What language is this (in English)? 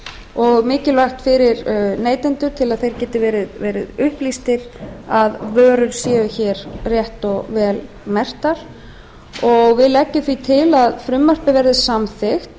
Icelandic